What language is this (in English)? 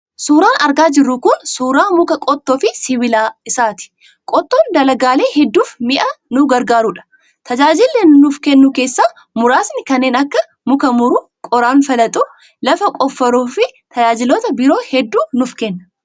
Oromo